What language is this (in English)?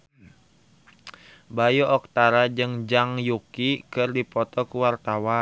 Sundanese